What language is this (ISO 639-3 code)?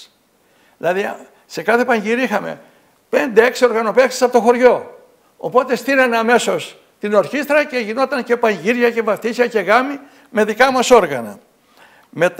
ell